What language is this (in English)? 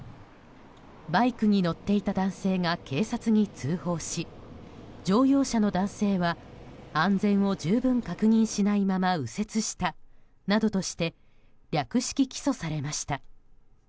Japanese